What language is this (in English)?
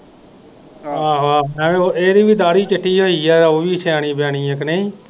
Punjabi